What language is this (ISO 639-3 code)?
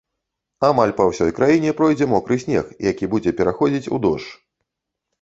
bel